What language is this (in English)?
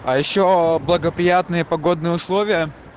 Russian